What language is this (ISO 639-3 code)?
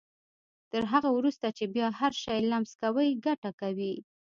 pus